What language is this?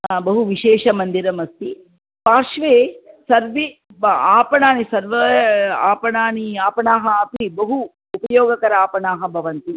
Sanskrit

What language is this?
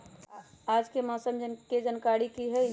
Magahi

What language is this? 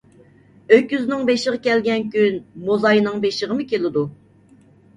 Uyghur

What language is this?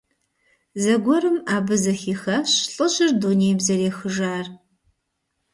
Kabardian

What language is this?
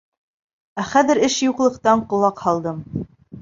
Bashkir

